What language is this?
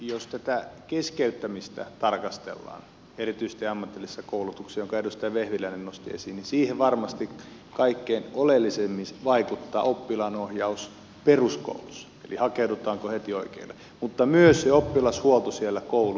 Finnish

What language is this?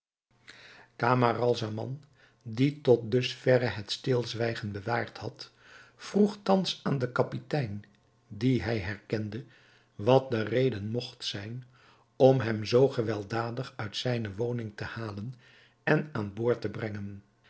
Dutch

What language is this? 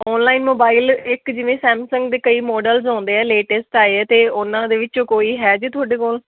Punjabi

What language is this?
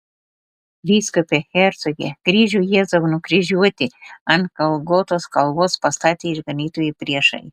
Lithuanian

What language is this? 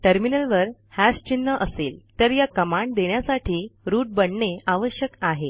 Marathi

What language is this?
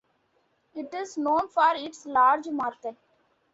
English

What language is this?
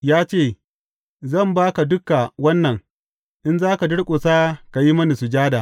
Hausa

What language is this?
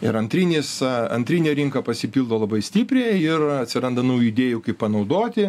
Lithuanian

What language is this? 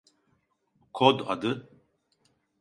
Turkish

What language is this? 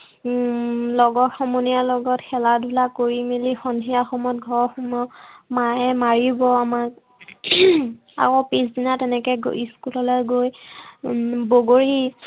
Assamese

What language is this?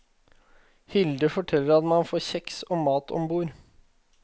Norwegian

